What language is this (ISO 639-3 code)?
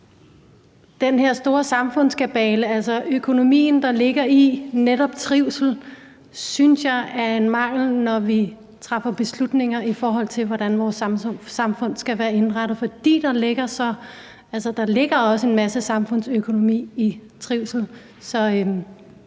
dan